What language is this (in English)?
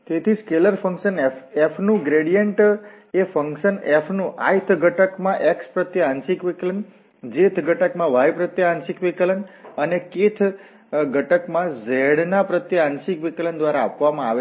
Gujarati